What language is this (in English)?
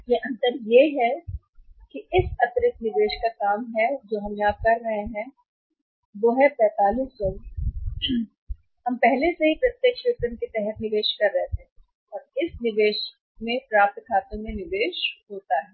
Hindi